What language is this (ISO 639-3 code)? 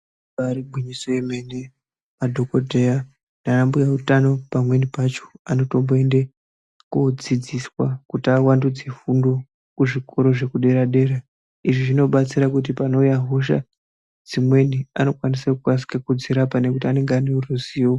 ndc